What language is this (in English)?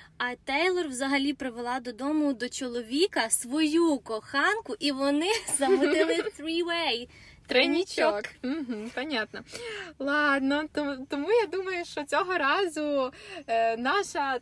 Ukrainian